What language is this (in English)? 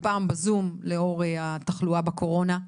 Hebrew